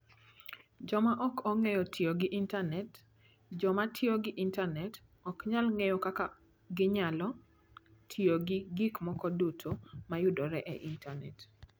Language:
Luo (Kenya and Tanzania)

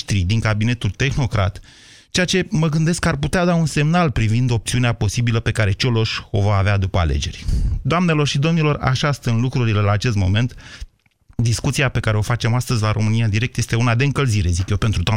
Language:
Romanian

